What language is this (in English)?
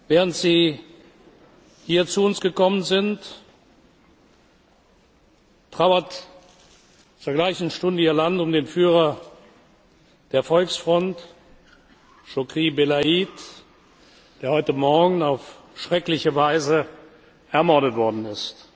German